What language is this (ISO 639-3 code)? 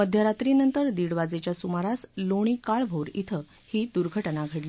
mar